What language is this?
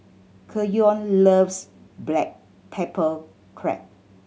English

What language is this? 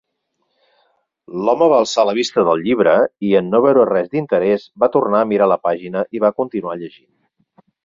Catalan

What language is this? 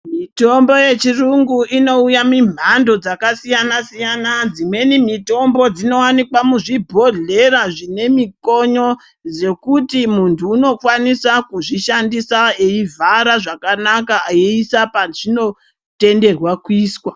Ndau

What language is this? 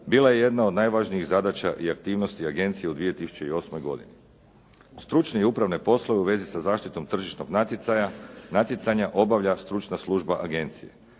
Croatian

